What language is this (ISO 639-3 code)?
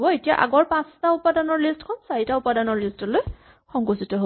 asm